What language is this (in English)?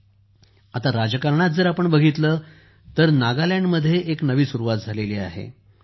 Marathi